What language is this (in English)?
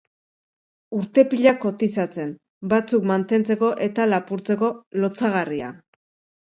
Basque